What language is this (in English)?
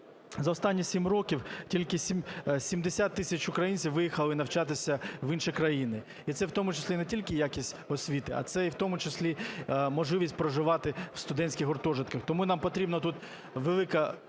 Ukrainian